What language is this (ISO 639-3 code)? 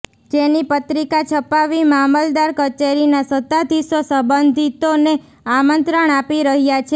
guj